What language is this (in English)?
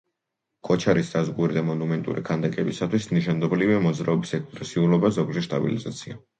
Georgian